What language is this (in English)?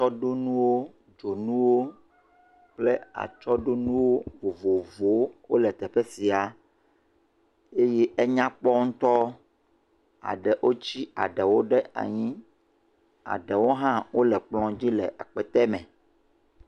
Ewe